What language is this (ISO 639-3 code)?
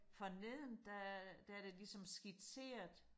dan